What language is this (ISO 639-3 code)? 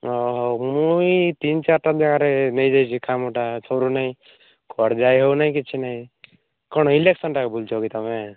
ori